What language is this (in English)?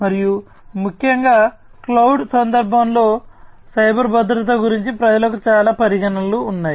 Telugu